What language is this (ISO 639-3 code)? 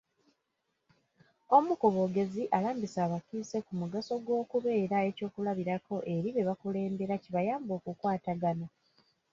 lug